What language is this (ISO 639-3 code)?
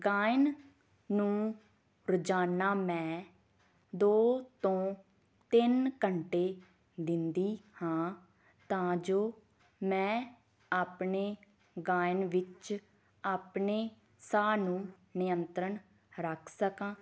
pan